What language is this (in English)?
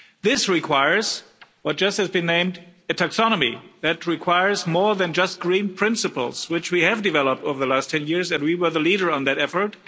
English